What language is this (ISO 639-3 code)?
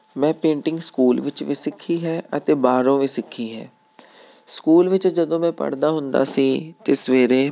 pan